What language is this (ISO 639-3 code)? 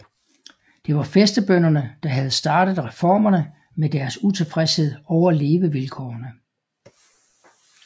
dan